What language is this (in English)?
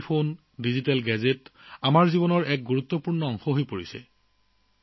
Assamese